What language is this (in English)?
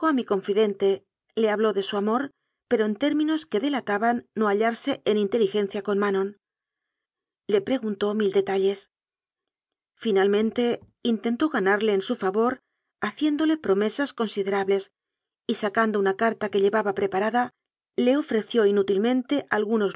Spanish